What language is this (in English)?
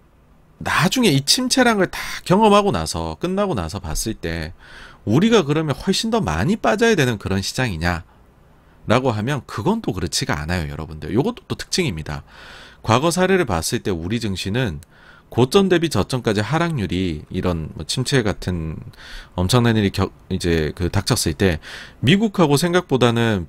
Korean